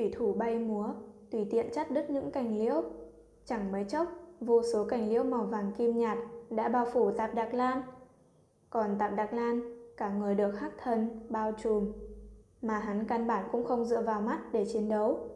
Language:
Vietnamese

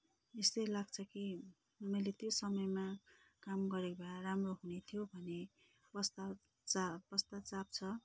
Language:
Nepali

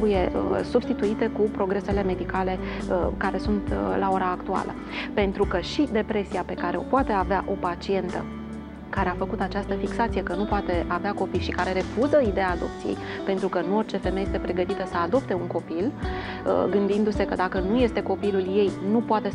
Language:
Romanian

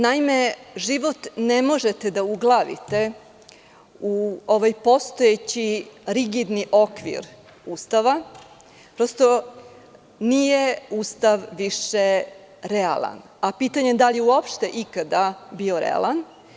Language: Serbian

